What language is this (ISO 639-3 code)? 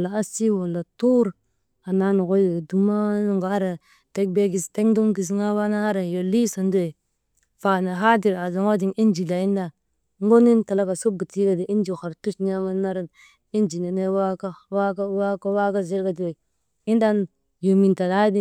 mde